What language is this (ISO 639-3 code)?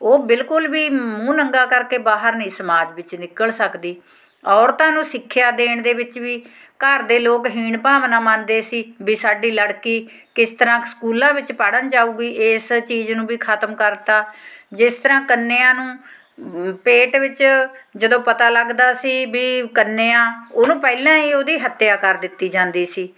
pan